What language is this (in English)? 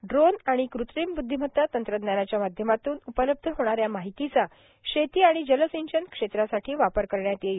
Marathi